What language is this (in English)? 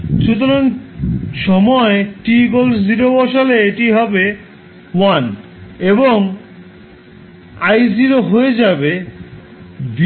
Bangla